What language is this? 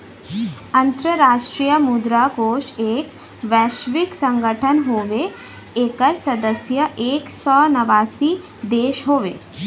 Bhojpuri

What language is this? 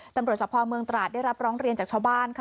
Thai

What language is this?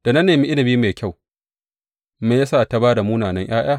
Hausa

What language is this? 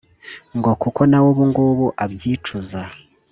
Kinyarwanda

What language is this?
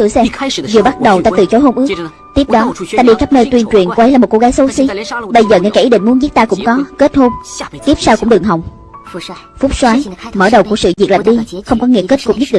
Vietnamese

